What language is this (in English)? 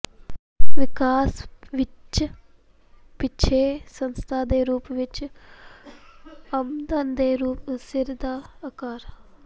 Punjabi